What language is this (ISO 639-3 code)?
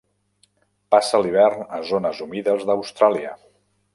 cat